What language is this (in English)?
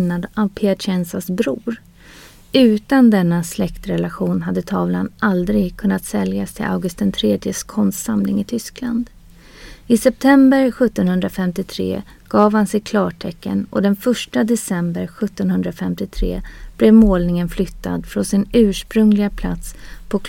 Swedish